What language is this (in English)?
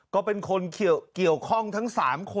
Thai